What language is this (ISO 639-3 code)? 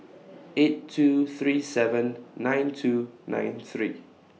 eng